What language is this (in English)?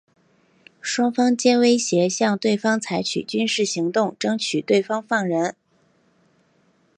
Chinese